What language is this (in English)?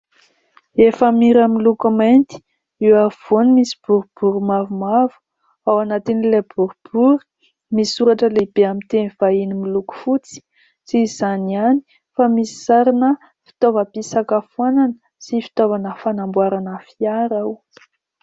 Malagasy